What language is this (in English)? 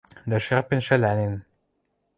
Western Mari